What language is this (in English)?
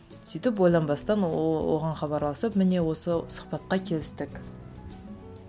Kazakh